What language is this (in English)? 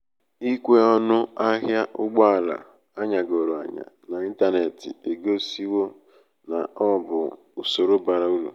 Igbo